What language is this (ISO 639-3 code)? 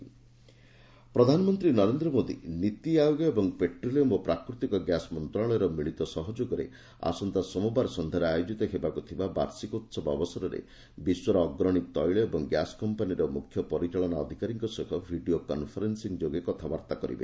ori